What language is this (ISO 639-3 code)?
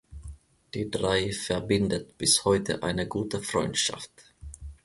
deu